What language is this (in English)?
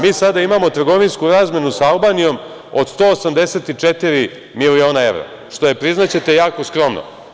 Serbian